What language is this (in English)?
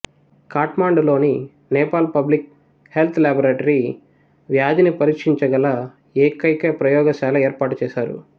Telugu